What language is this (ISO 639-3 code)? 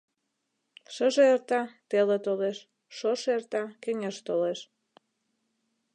chm